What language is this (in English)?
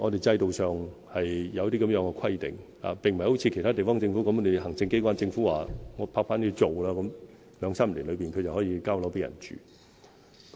Cantonese